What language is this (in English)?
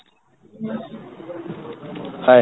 Odia